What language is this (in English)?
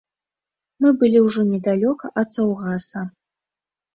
Belarusian